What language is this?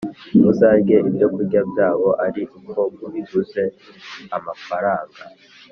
Kinyarwanda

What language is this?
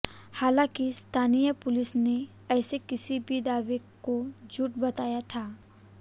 Hindi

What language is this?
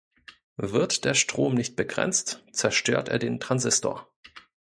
German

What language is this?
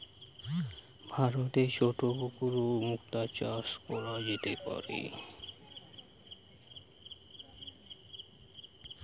Bangla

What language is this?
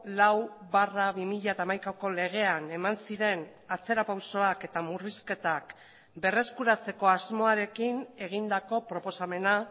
Basque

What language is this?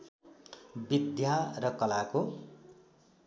Nepali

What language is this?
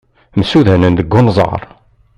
Kabyle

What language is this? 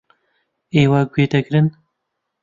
Central Kurdish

